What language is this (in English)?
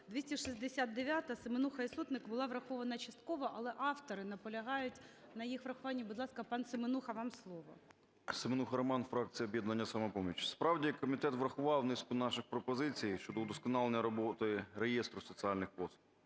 Ukrainian